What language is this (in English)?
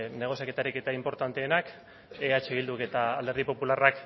Basque